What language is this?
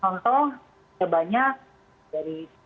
Indonesian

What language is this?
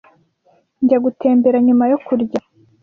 Kinyarwanda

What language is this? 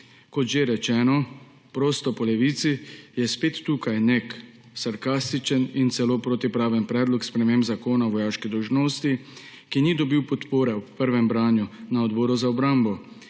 Slovenian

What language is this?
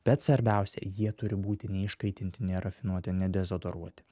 Lithuanian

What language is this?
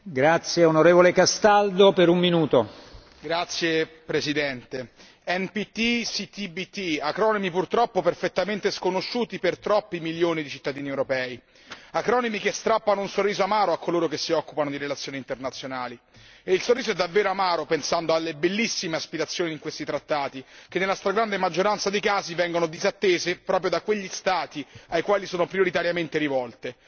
Italian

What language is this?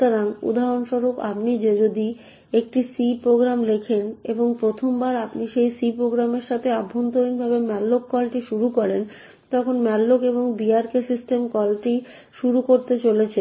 Bangla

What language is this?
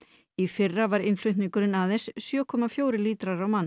Icelandic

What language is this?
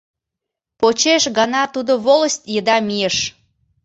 Mari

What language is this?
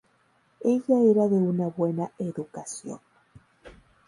Spanish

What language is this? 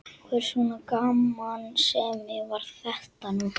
Icelandic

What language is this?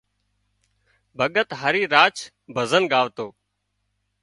Wadiyara Koli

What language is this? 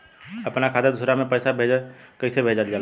Bhojpuri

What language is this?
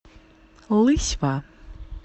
Russian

